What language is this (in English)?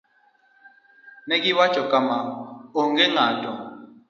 Luo (Kenya and Tanzania)